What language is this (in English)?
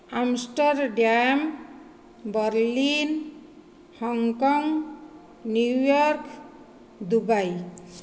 Odia